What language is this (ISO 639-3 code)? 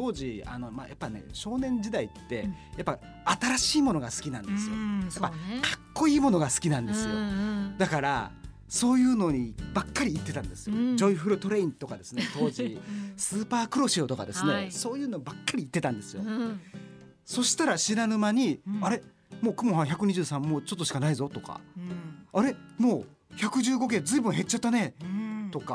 jpn